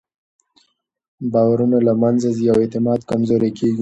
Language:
Pashto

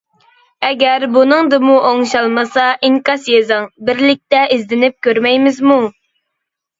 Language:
Uyghur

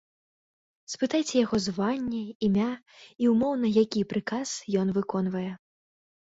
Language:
Belarusian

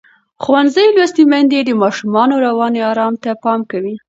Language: Pashto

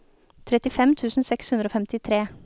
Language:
Norwegian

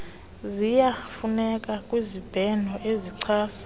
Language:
Xhosa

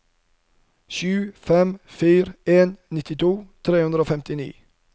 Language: Norwegian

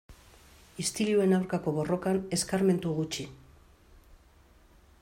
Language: Basque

